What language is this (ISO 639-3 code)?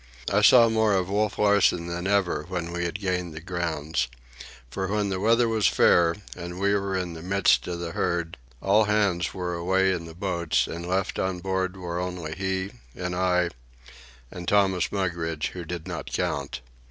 eng